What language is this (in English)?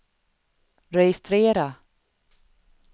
Swedish